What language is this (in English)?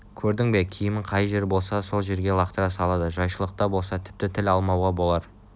Kazakh